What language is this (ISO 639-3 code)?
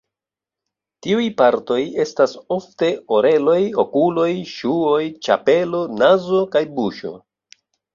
epo